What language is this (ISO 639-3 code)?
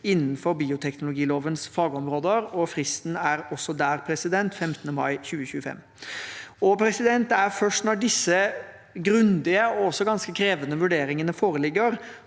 nor